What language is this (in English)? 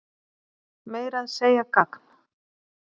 Icelandic